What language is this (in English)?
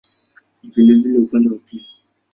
Swahili